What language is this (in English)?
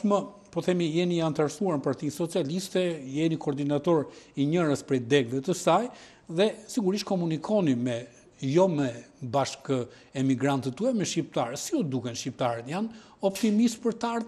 Romanian